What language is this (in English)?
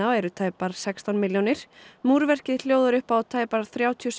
Icelandic